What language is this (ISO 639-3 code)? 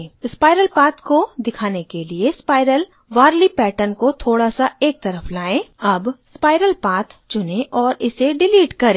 hin